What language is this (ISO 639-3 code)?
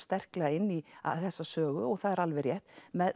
isl